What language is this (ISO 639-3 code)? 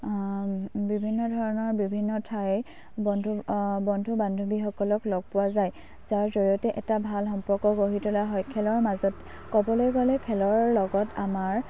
asm